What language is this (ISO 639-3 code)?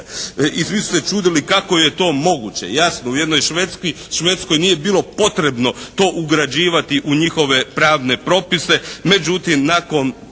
hrv